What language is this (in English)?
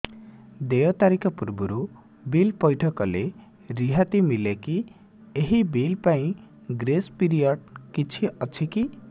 Odia